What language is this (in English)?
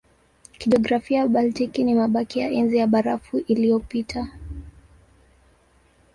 Swahili